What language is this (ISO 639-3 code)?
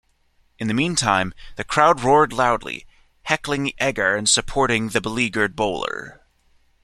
eng